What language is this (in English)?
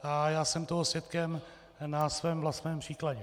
Czech